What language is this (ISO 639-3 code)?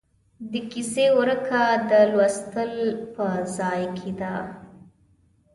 pus